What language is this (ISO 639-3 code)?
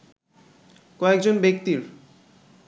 ben